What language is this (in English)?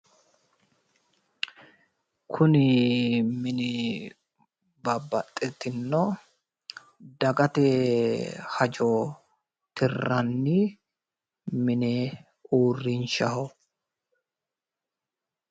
Sidamo